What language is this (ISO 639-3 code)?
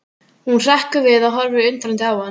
isl